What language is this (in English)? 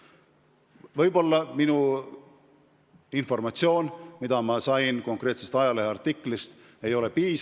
Estonian